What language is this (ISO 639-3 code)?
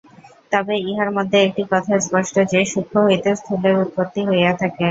ben